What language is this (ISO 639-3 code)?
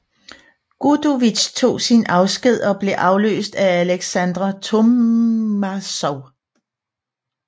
dan